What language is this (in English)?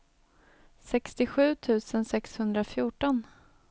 Swedish